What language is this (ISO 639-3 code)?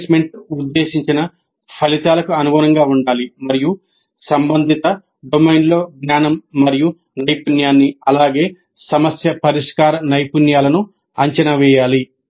tel